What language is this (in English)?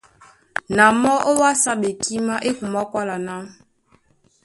Duala